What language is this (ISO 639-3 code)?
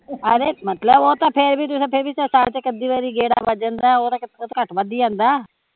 pan